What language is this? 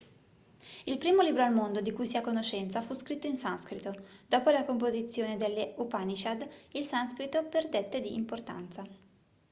Italian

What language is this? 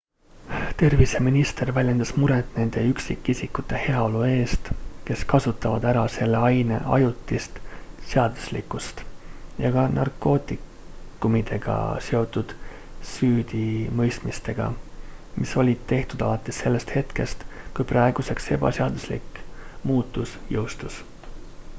Estonian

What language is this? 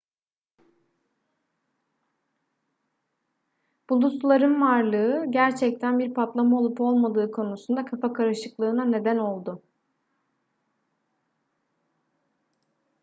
Turkish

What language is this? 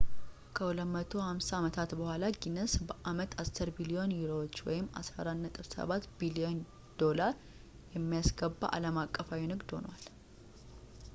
Amharic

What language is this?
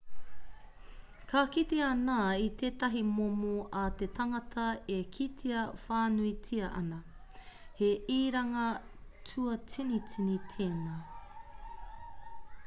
Māori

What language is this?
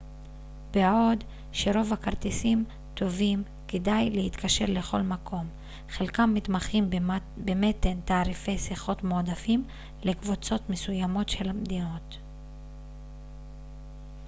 Hebrew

